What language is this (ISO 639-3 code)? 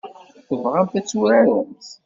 kab